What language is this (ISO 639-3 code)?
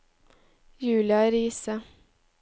nor